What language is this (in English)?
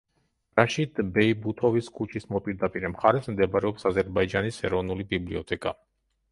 Georgian